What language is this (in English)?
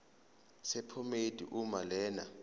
Zulu